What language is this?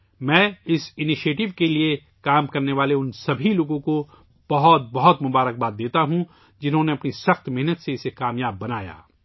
Urdu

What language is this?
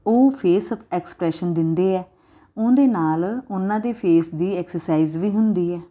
Punjabi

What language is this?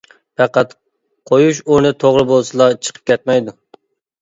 Uyghur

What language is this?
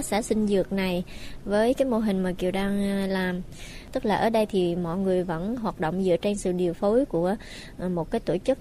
Vietnamese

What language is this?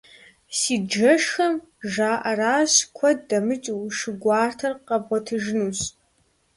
Kabardian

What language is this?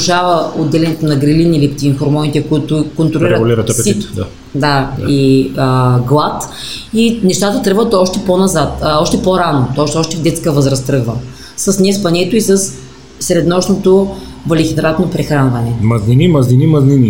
Bulgarian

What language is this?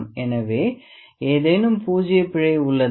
Tamil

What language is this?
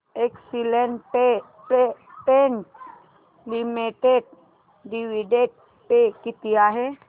Marathi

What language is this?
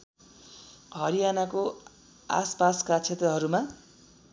Nepali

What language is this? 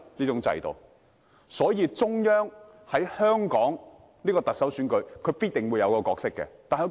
Cantonese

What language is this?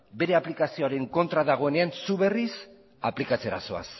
Basque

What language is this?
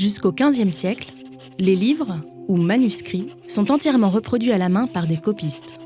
French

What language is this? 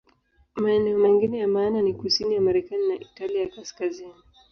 Swahili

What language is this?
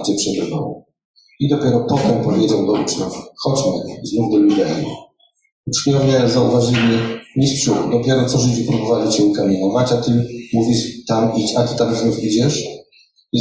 Polish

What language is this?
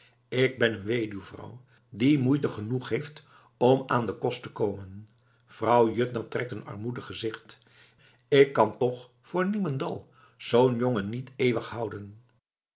Dutch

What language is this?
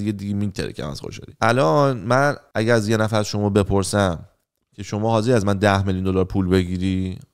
Persian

